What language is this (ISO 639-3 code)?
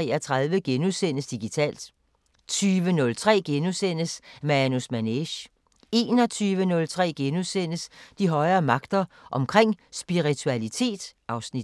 dan